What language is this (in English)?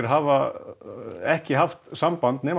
Icelandic